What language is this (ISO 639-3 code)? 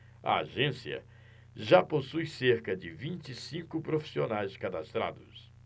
por